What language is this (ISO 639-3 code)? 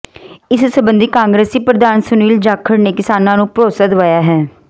pan